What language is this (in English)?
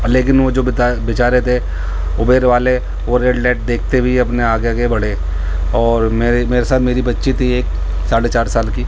Urdu